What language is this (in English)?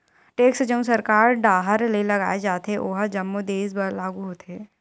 Chhattisgarhi